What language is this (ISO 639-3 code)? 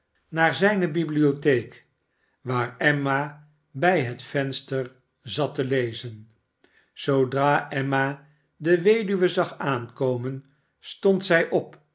nld